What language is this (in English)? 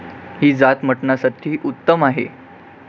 Marathi